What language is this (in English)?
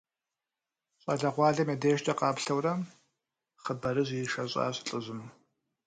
Kabardian